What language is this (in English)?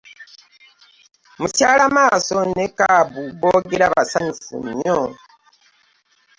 Ganda